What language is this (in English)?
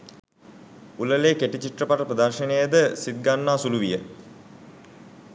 Sinhala